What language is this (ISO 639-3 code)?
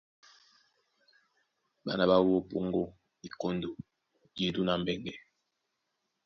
dua